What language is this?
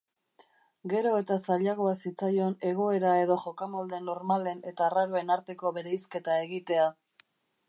Basque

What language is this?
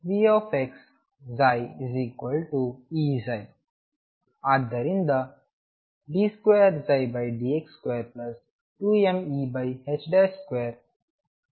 Kannada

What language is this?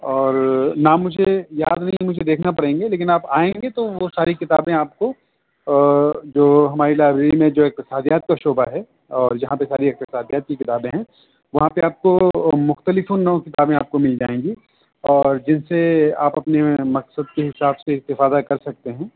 Urdu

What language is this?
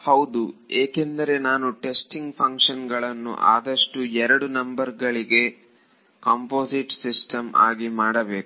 Kannada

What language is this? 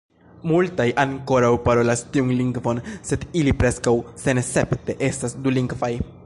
Esperanto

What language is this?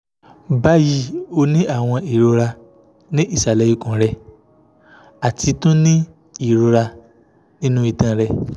Yoruba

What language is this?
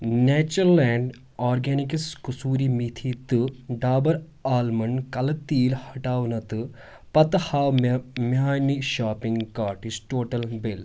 Kashmiri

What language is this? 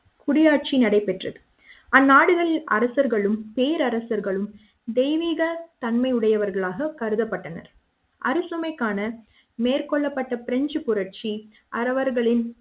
Tamil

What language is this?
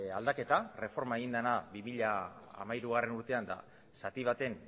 Basque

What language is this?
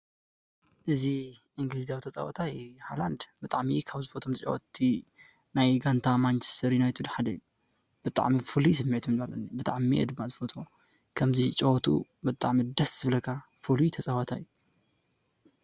Tigrinya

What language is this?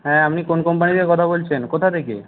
Bangla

